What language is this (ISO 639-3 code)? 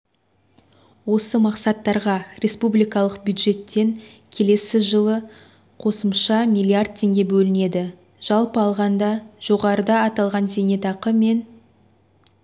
kaz